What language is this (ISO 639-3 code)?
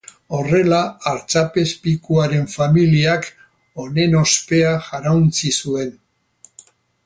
eus